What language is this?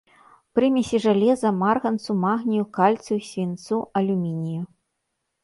Belarusian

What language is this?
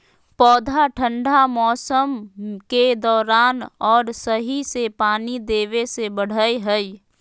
Magahi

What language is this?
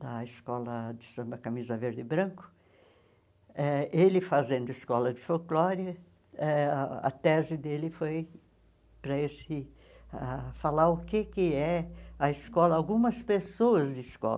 Portuguese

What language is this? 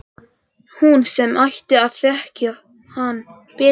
Icelandic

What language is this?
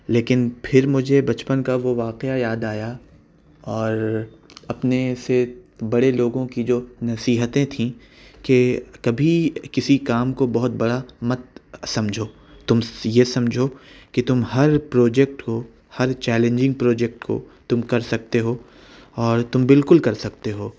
Urdu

